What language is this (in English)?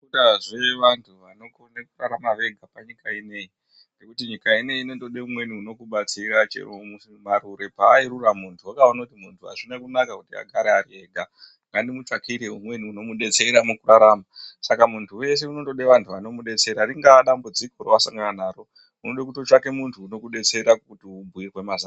Ndau